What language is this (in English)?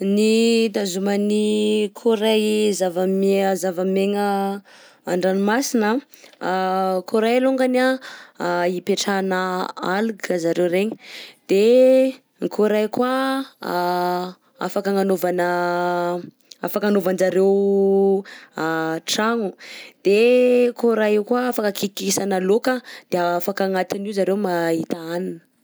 Southern Betsimisaraka Malagasy